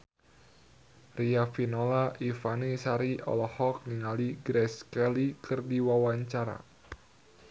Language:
Sundanese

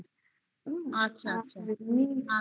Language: Bangla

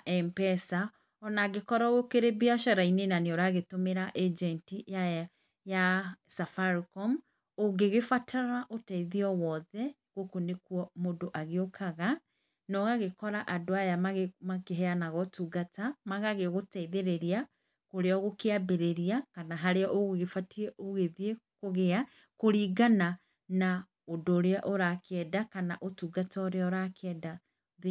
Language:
Kikuyu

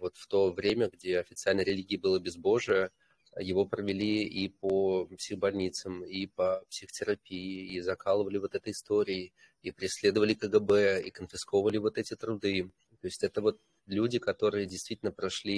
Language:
Russian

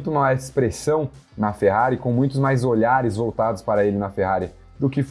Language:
Portuguese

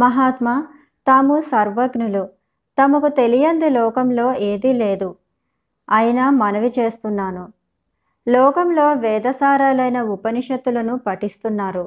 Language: Telugu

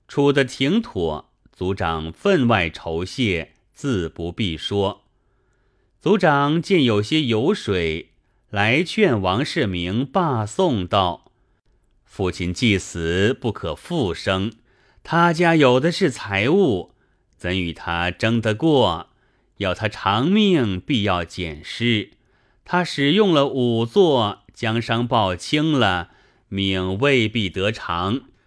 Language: Chinese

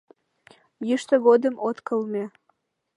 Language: Mari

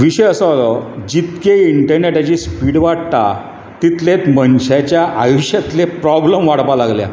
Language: Konkani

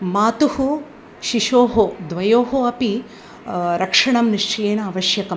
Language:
Sanskrit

